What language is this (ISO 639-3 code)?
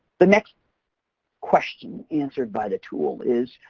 eng